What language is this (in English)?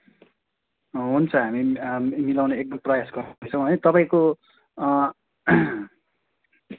Nepali